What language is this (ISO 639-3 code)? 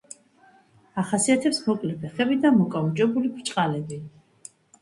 kat